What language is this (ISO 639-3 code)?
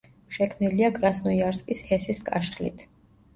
kat